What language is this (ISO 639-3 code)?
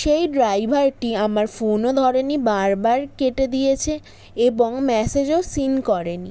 ben